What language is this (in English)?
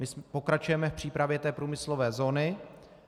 Czech